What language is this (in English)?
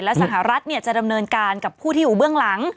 Thai